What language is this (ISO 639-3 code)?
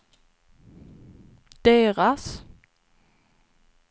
swe